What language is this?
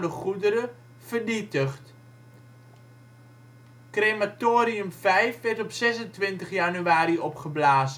Dutch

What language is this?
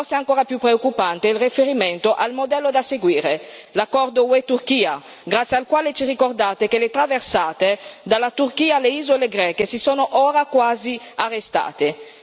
Italian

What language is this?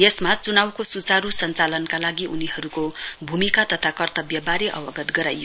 Nepali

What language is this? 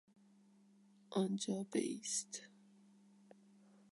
Persian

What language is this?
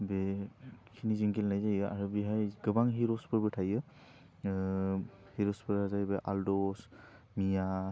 Bodo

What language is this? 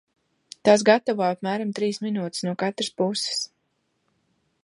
Latvian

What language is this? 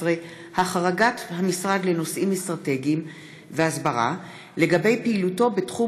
Hebrew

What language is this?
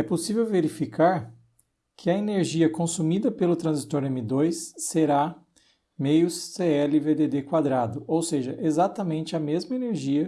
Portuguese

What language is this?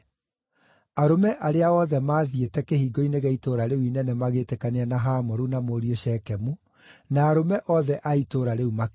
Kikuyu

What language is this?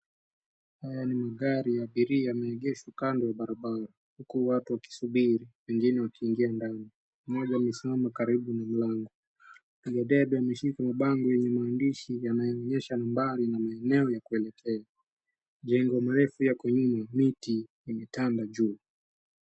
Swahili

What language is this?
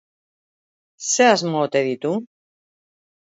Basque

